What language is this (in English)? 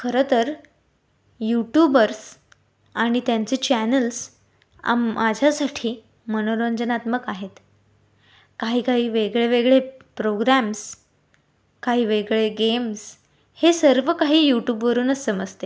Marathi